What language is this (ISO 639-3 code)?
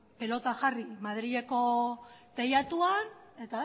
eus